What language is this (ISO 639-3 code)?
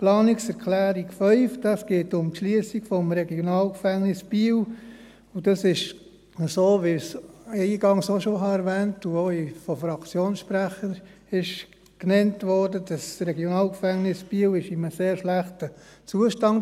gsw